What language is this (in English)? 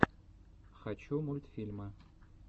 Russian